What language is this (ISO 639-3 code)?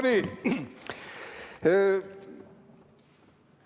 est